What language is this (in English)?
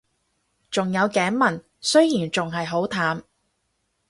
Cantonese